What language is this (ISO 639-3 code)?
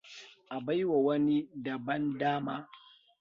hau